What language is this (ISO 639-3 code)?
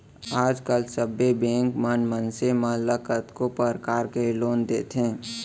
hne